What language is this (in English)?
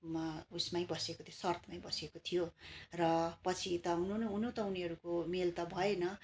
Nepali